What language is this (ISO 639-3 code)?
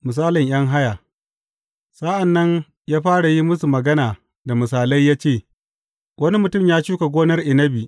hau